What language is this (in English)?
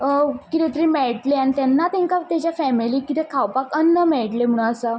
Konkani